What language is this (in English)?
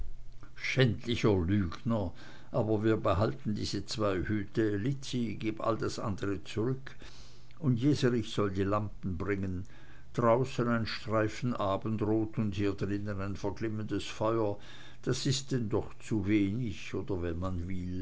German